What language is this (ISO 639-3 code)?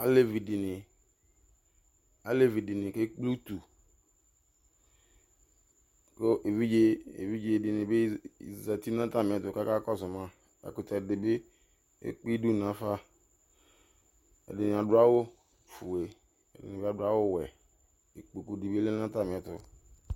kpo